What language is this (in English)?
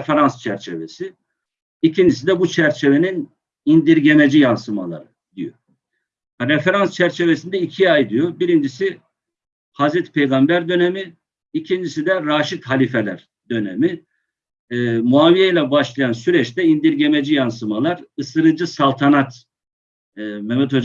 Turkish